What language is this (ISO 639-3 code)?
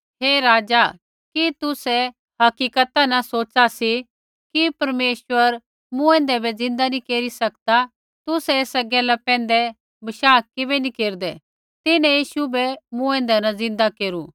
kfx